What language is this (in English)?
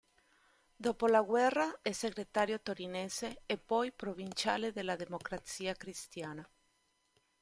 Italian